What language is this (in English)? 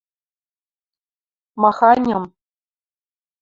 Western Mari